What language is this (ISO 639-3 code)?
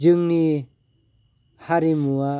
brx